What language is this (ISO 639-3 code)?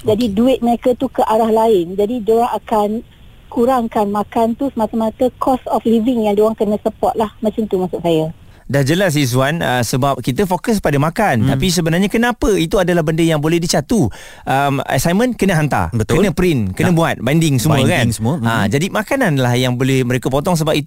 msa